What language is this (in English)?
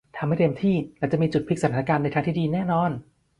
Thai